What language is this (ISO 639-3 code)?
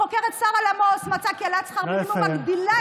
heb